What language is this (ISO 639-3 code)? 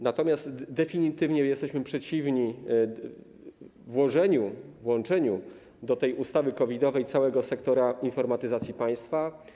pol